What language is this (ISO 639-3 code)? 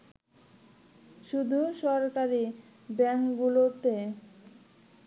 ben